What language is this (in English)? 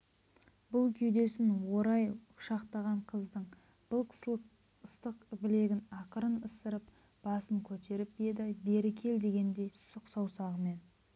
Kazakh